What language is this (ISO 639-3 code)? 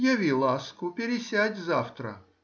rus